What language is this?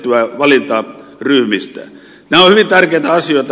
Finnish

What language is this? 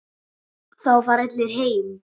Icelandic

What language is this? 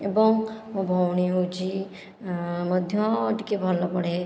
Odia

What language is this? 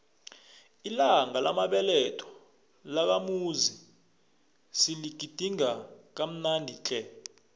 South Ndebele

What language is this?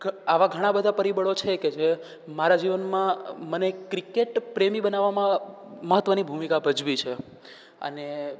Gujarati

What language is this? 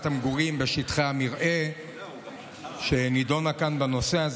Hebrew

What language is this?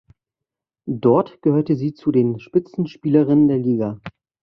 German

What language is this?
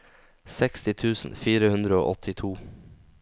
Norwegian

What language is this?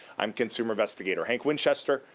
English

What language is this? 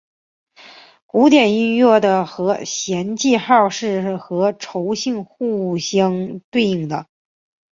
Chinese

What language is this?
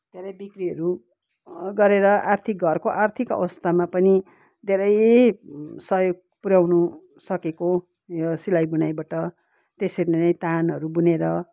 Nepali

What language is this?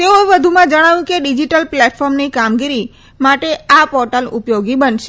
Gujarati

